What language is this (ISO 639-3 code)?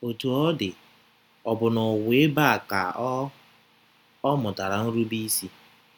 ibo